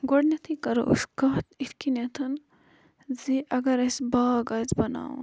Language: Kashmiri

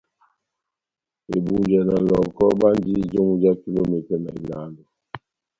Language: Batanga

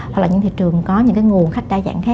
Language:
Vietnamese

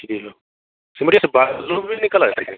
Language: Hindi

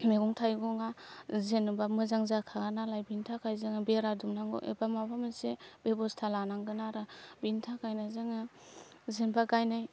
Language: Bodo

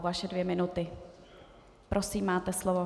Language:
Czech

